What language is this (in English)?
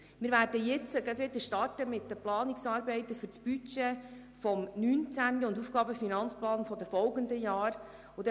Swiss German